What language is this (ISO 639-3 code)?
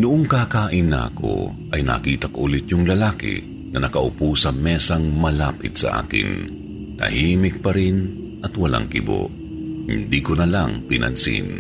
fil